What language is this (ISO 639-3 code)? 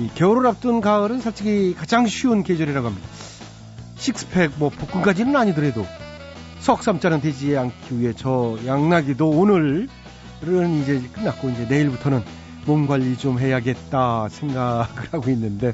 kor